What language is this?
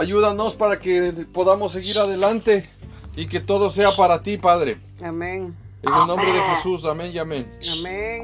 Spanish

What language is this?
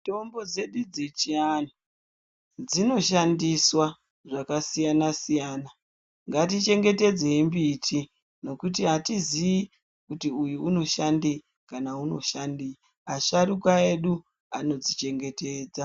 Ndau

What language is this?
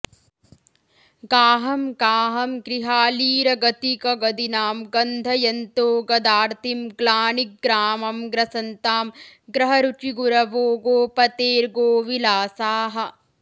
Sanskrit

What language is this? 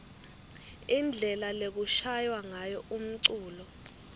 Swati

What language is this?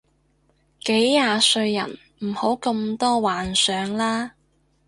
Cantonese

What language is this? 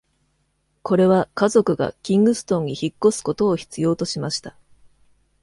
Japanese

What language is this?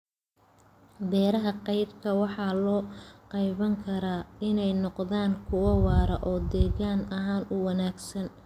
Somali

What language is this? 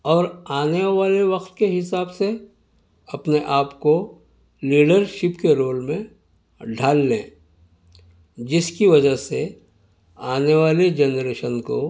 Urdu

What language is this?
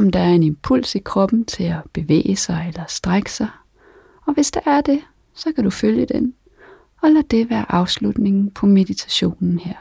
Danish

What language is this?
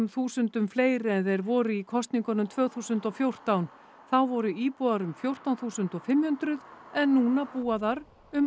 Icelandic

